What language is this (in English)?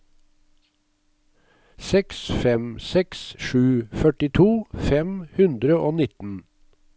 Norwegian